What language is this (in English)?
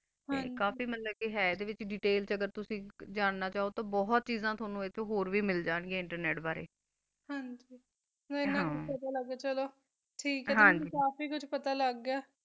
Punjabi